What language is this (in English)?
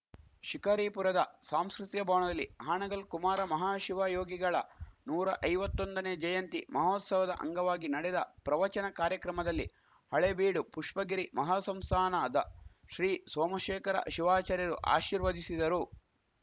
Kannada